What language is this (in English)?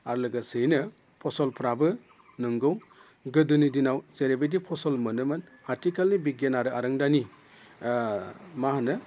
Bodo